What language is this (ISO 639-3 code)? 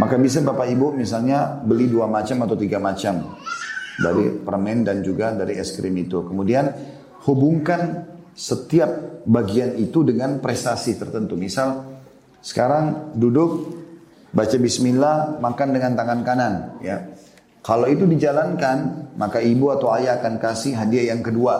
ind